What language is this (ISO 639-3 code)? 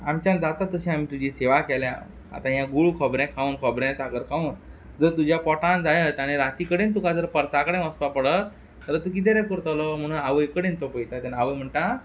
kok